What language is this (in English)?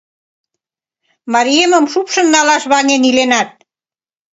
Mari